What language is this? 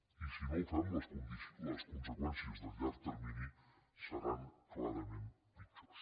Catalan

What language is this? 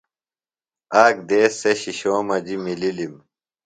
Phalura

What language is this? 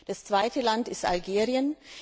German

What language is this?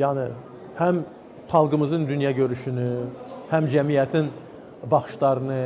Turkish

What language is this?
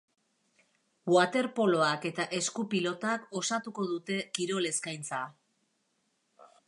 Basque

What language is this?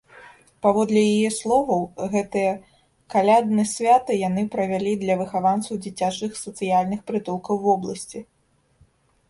Belarusian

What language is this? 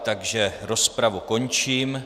Czech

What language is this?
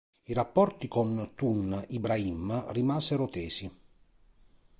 Italian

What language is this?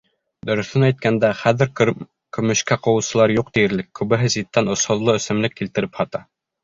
Bashkir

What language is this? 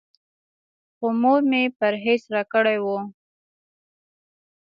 Pashto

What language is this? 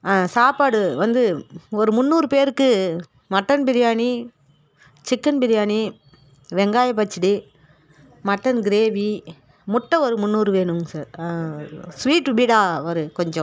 Tamil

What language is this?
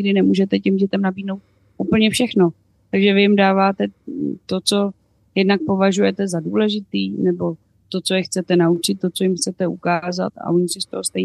Czech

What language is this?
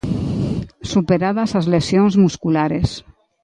Galician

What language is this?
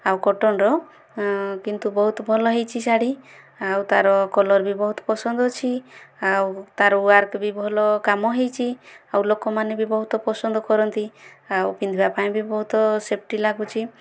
Odia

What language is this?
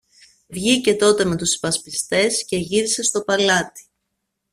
Greek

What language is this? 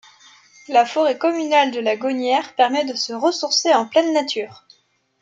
French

